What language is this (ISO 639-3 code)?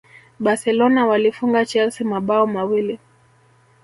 swa